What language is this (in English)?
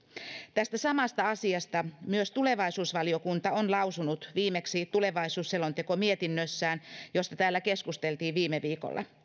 Finnish